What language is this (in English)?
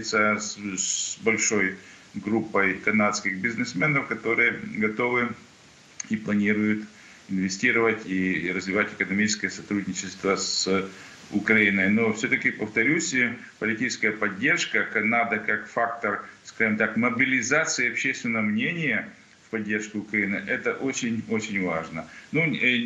Russian